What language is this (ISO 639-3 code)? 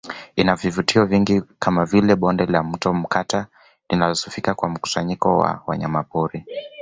swa